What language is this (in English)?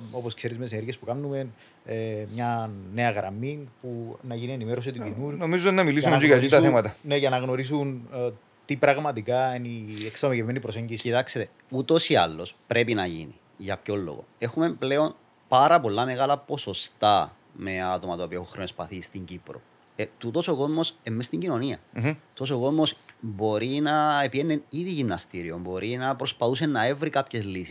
Greek